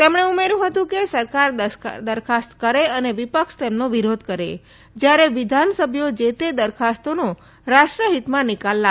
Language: Gujarati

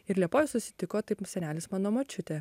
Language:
Lithuanian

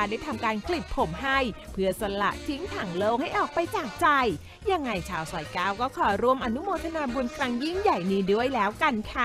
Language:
Thai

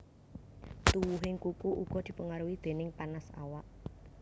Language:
Javanese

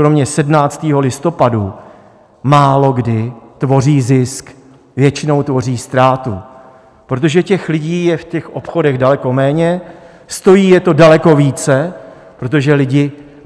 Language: Czech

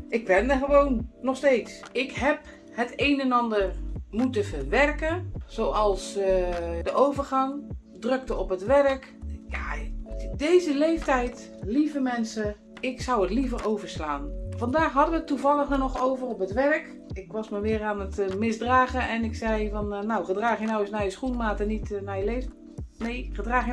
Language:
Dutch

